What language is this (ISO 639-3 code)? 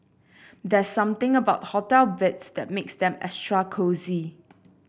eng